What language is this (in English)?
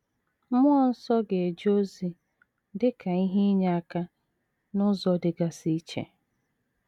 Igbo